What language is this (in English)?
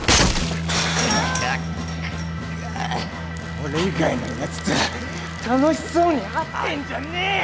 Japanese